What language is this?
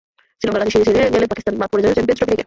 Bangla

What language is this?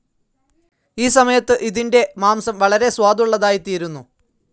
Malayalam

